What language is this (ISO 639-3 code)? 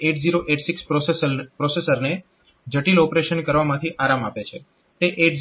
guj